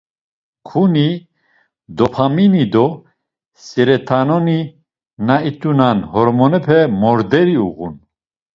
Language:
Laz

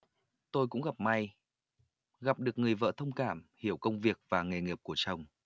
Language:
Vietnamese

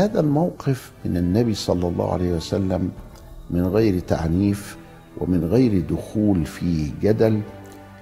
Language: Arabic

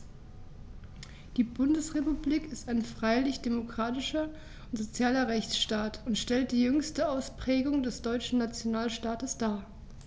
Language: German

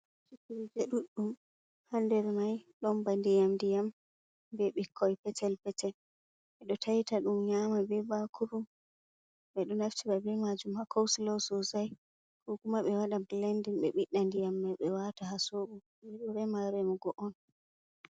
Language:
Fula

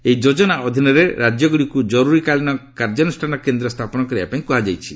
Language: Odia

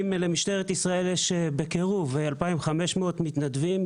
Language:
Hebrew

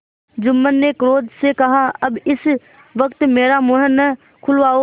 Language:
Hindi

